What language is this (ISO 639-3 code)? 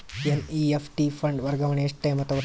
kan